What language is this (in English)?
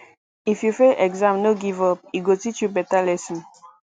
Nigerian Pidgin